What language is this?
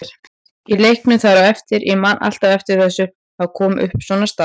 Icelandic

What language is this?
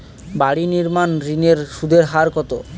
Bangla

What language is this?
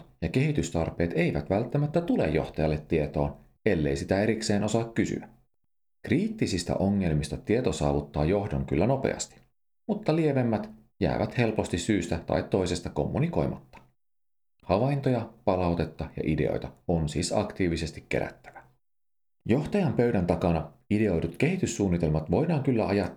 Finnish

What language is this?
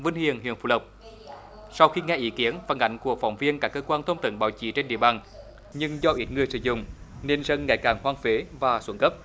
Vietnamese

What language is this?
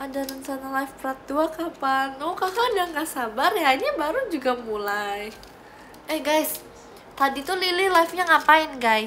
Indonesian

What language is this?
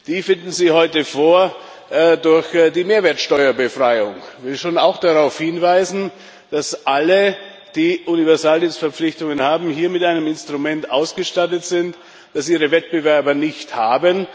German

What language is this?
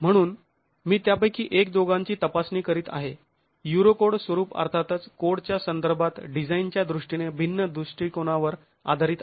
Marathi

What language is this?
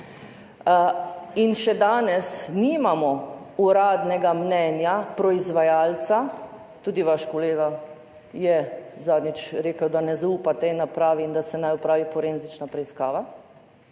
Slovenian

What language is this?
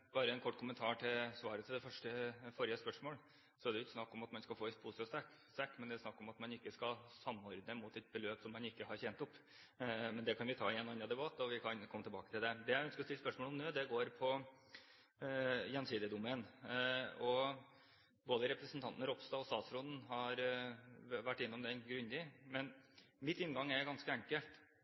Norwegian Bokmål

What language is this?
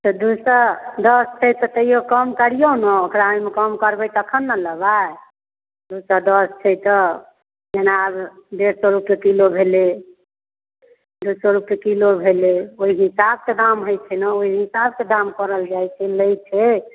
Maithili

